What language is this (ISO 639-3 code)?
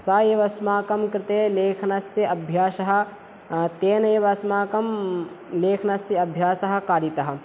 san